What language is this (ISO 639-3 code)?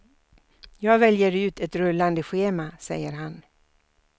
swe